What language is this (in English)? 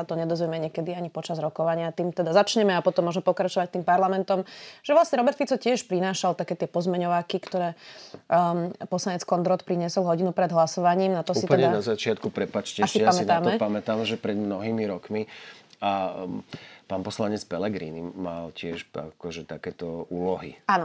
Slovak